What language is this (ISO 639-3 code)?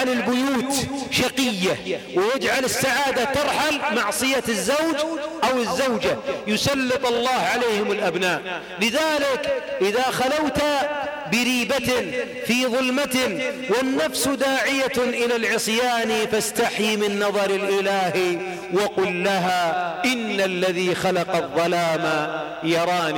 ara